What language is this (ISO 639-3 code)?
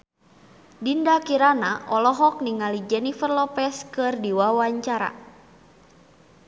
sun